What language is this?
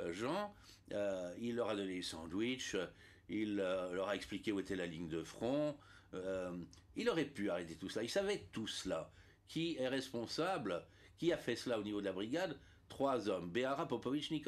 French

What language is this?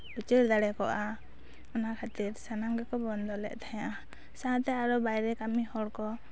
Santali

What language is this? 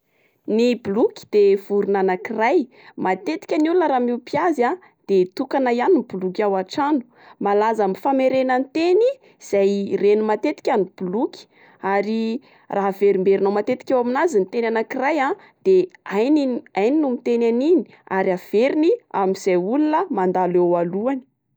Malagasy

